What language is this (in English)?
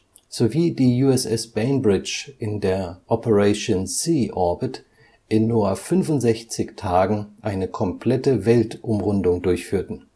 German